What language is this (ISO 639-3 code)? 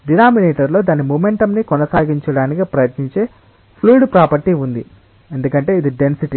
tel